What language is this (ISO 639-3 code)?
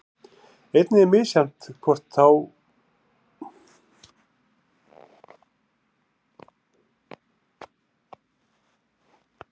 isl